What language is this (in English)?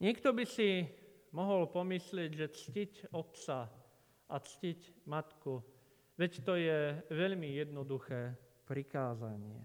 Slovak